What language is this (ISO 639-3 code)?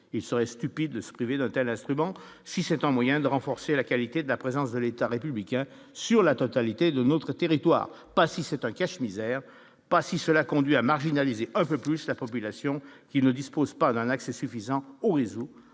fra